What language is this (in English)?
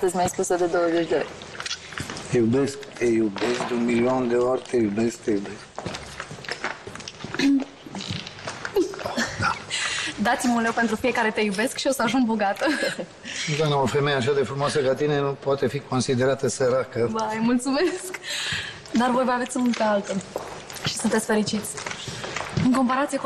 Romanian